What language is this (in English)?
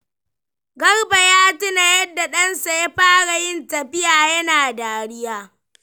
Hausa